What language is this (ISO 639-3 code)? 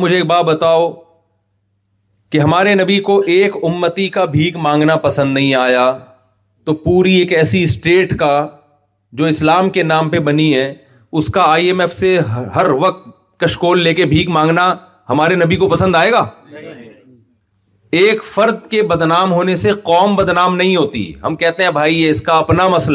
urd